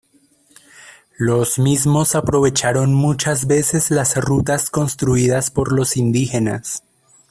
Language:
Spanish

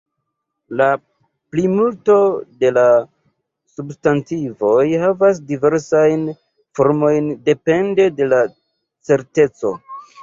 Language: Esperanto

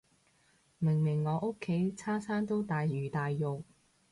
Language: Cantonese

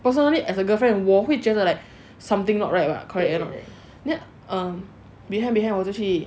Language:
English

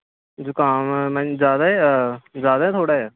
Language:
Dogri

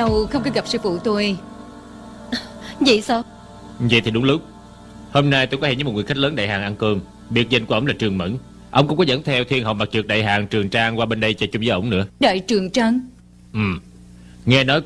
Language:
Vietnamese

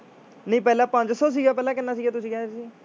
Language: Punjabi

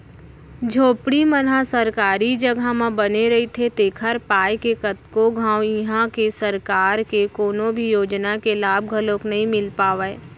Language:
Chhattisgarhi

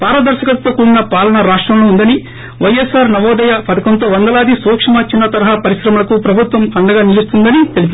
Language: Telugu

